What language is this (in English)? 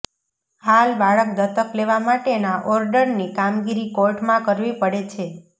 Gujarati